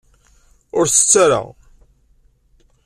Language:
Kabyle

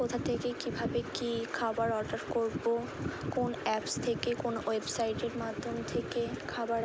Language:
Bangla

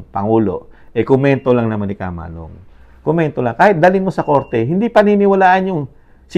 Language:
Filipino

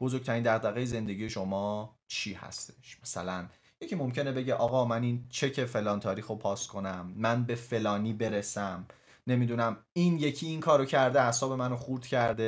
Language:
Persian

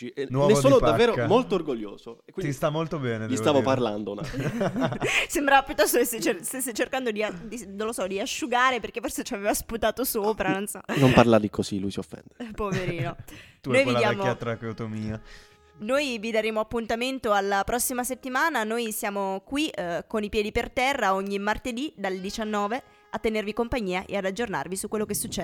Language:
Italian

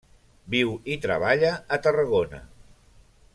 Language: Catalan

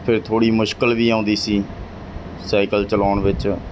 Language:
Punjabi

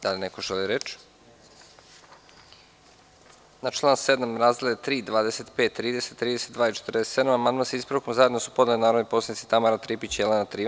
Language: Serbian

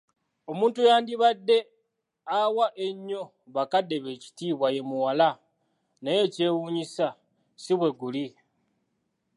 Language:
Ganda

